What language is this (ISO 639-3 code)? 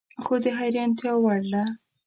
pus